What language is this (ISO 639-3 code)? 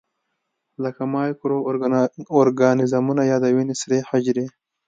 pus